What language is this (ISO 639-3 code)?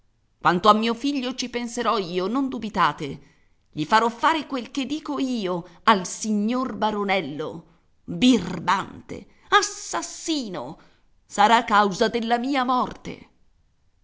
ita